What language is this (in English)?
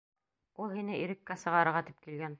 Bashkir